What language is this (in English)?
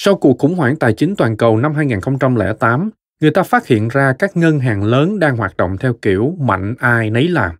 Vietnamese